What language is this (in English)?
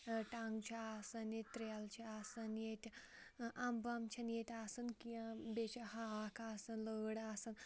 Kashmiri